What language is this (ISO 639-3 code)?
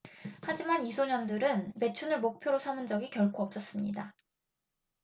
kor